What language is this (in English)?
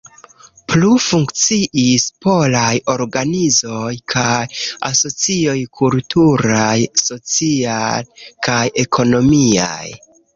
Esperanto